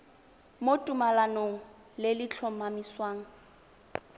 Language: Tswana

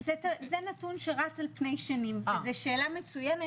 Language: Hebrew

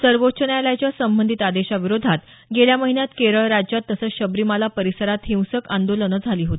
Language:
Marathi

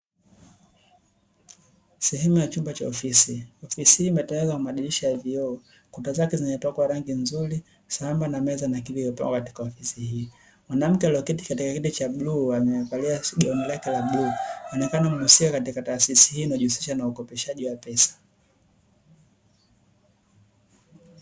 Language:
Swahili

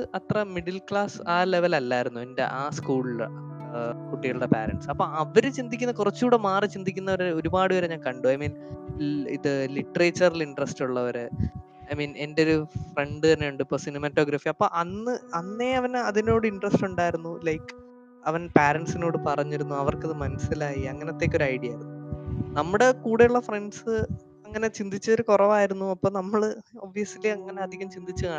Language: Malayalam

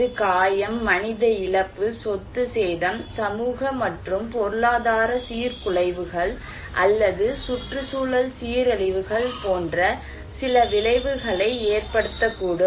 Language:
Tamil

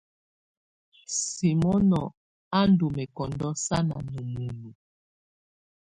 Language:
Tunen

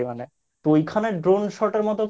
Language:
Bangla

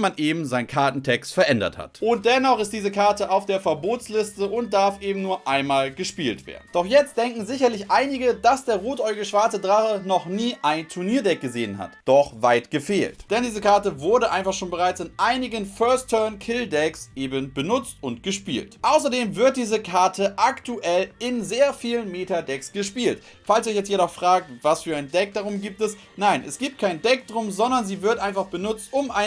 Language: German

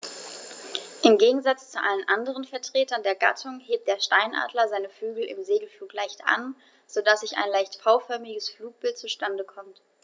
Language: German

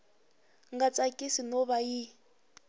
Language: Tsonga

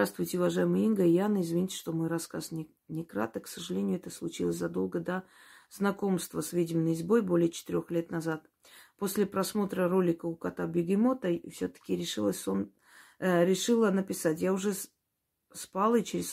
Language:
Russian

